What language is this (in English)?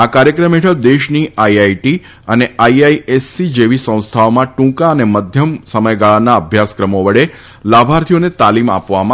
Gujarati